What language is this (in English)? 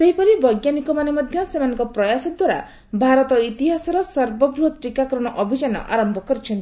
Odia